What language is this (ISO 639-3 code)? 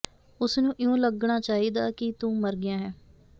pan